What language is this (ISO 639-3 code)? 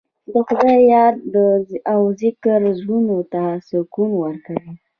pus